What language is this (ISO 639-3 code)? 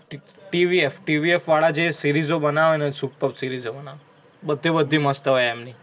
guj